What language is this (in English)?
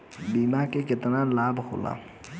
Bhojpuri